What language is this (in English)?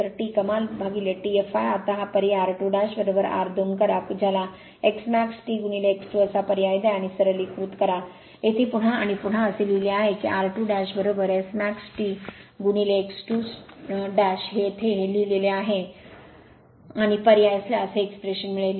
Marathi